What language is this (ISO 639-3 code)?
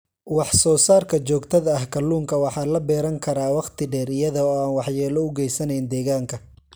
som